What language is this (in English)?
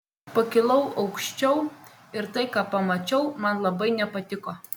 Lithuanian